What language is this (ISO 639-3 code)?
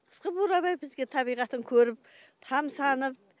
kaz